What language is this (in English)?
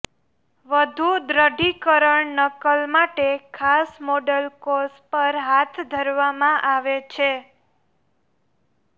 Gujarati